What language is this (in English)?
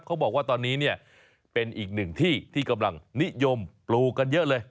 Thai